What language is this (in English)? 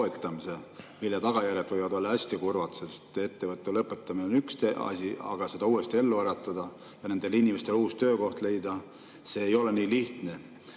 Estonian